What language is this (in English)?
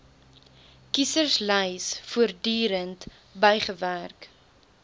Afrikaans